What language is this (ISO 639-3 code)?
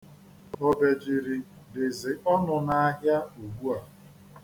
ibo